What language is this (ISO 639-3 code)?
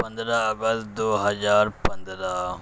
urd